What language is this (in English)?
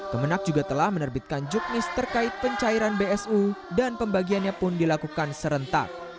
Indonesian